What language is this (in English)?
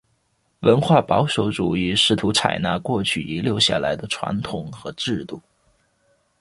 Chinese